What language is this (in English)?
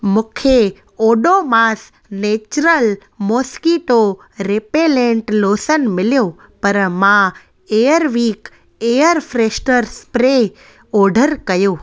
Sindhi